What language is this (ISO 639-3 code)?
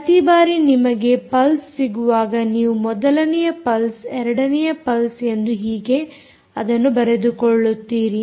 kan